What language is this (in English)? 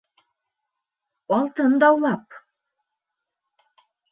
Bashkir